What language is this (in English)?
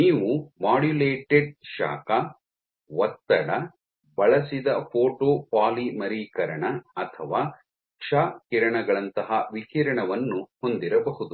Kannada